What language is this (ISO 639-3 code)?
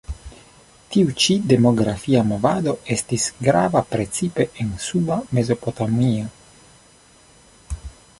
epo